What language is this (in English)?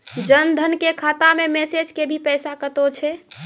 Maithili